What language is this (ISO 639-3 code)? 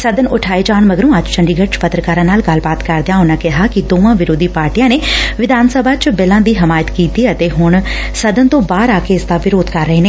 pan